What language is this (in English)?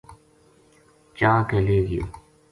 Gujari